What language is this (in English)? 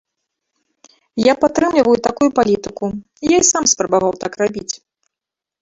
Belarusian